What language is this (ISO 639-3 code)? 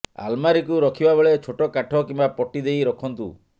ori